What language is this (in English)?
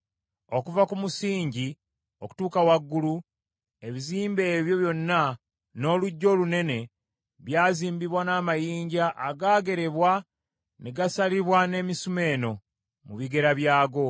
Ganda